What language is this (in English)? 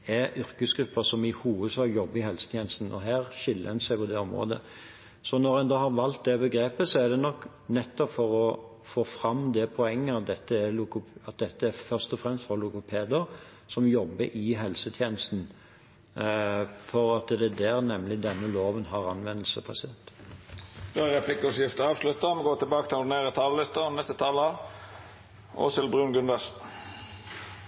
Norwegian